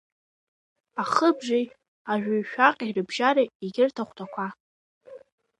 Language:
Abkhazian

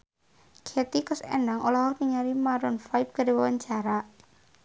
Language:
Sundanese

